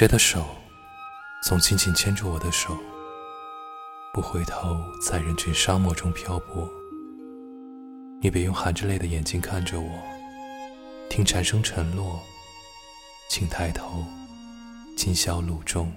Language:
Chinese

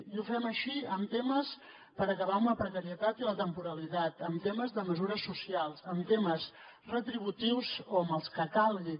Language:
Catalan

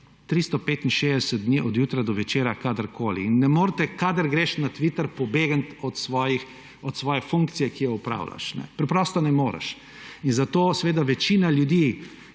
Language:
Slovenian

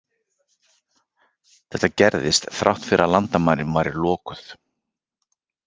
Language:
Icelandic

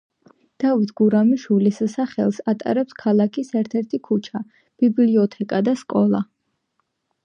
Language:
Georgian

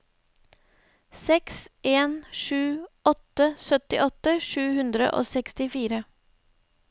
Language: Norwegian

